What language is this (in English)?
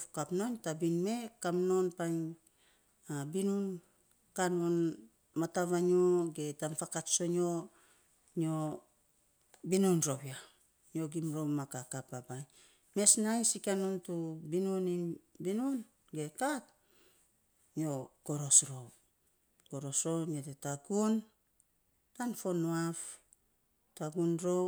Saposa